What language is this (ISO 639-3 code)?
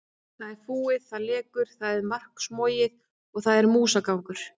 isl